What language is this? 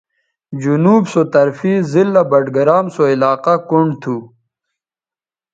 Bateri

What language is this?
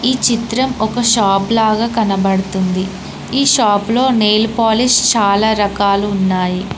Telugu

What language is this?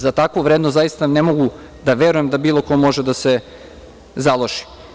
Serbian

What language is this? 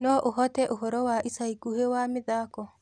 Kikuyu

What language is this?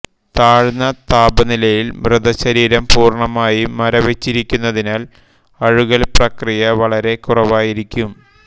Malayalam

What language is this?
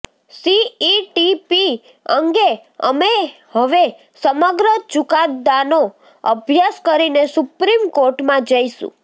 Gujarati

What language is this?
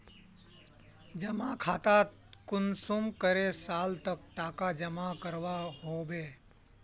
Magahi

